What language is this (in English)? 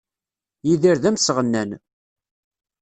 Kabyle